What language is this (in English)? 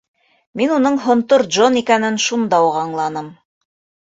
Bashkir